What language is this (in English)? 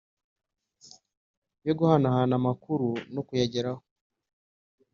Kinyarwanda